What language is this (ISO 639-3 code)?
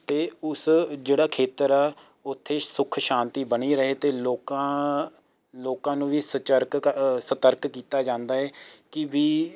pan